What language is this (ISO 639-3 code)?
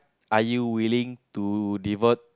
eng